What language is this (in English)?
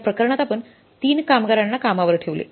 Marathi